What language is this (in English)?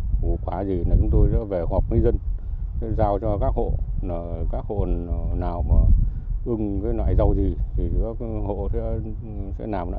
Vietnamese